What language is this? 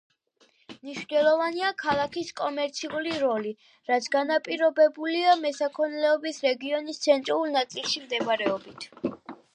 Georgian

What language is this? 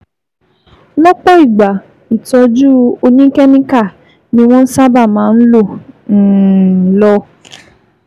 Yoruba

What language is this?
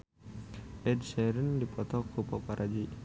Sundanese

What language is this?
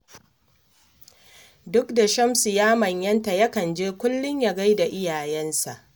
Hausa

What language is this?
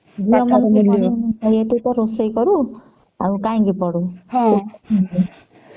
Odia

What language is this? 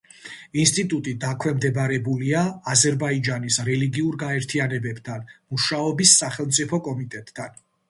Georgian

